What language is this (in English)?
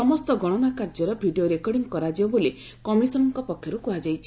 Odia